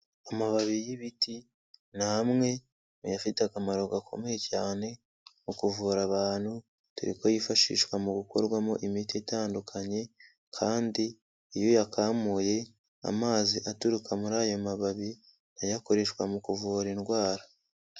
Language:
Kinyarwanda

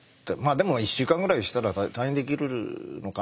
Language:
Japanese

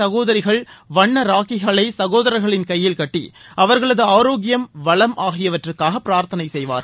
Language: Tamil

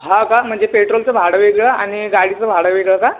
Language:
Marathi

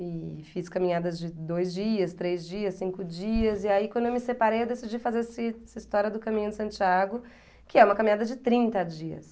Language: Portuguese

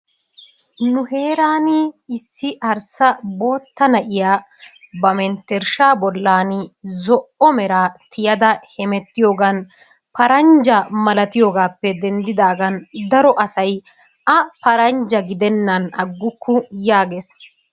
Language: Wolaytta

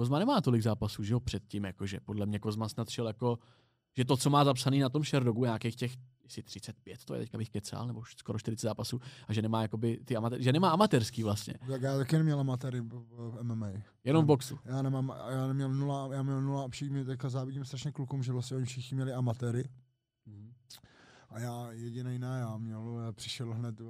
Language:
Czech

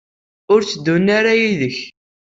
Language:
Kabyle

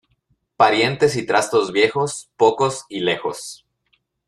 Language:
Spanish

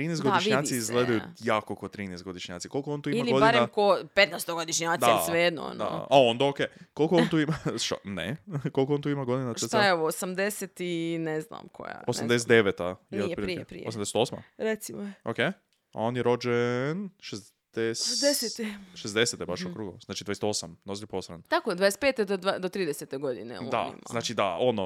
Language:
Croatian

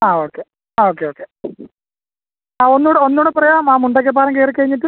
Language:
Malayalam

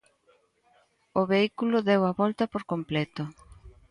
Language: Galician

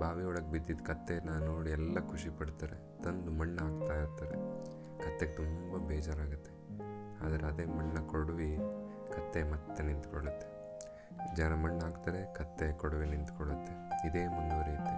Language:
Kannada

